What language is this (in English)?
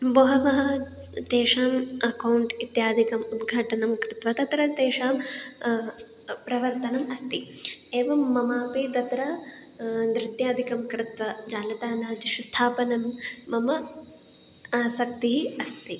Sanskrit